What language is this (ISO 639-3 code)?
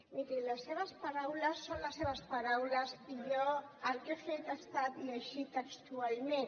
cat